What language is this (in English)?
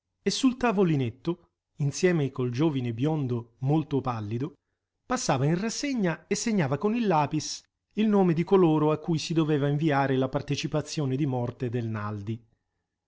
Italian